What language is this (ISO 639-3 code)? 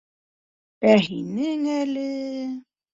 bak